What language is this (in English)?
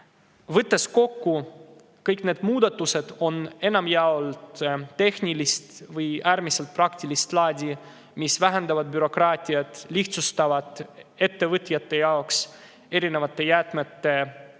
Estonian